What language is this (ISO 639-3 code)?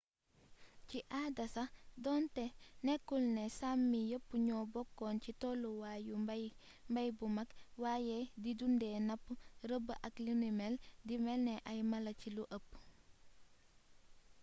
wol